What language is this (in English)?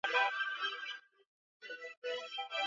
Swahili